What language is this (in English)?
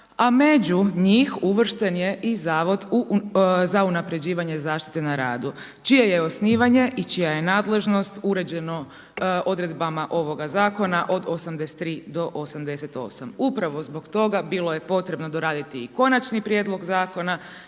Croatian